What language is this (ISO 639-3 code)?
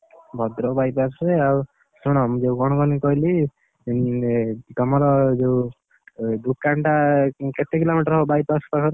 ori